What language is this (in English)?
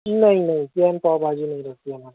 Urdu